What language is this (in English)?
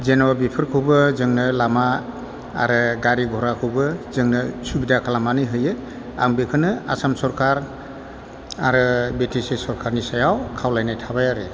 Bodo